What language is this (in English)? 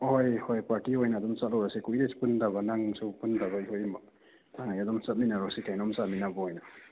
Manipuri